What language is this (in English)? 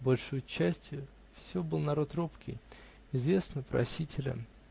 Russian